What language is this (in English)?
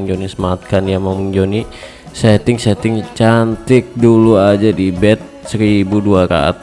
Indonesian